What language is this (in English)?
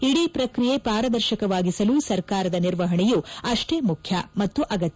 Kannada